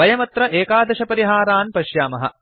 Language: Sanskrit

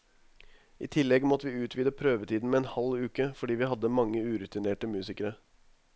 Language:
Norwegian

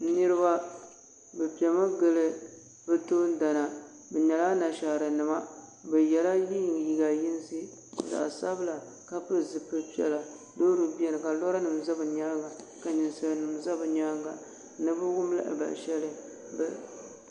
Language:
Dagbani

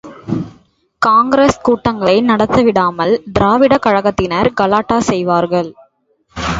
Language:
Tamil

